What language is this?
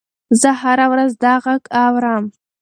Pashto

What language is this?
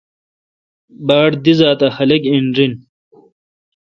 Kalkoti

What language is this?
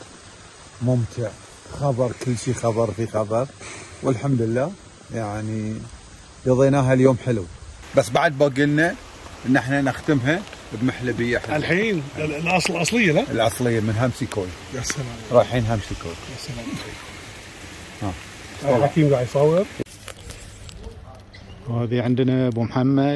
Arabic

